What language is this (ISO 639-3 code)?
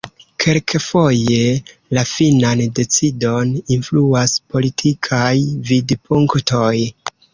epo